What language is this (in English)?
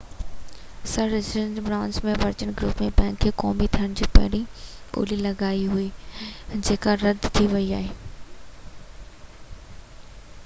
Sindhi